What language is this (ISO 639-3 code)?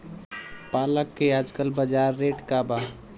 bho